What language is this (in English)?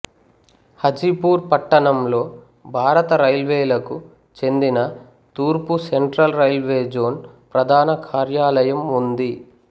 Telugu